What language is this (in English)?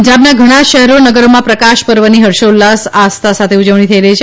Gujarati